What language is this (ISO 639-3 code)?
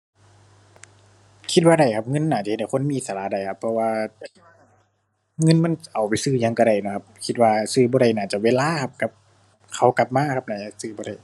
tha